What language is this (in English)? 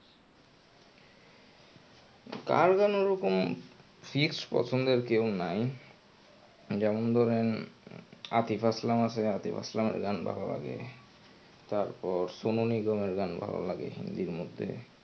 Bangla